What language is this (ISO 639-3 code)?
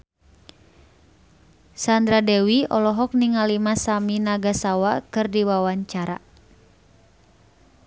sun